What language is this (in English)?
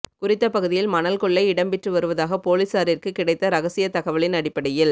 Tamil